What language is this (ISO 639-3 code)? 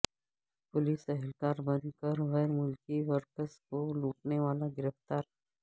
urd